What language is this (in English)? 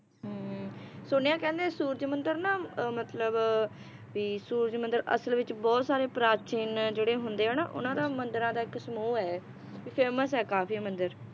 Punjabi